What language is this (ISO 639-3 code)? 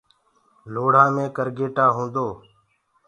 ggg